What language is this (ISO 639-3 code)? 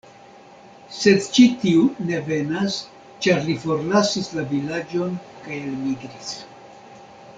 epo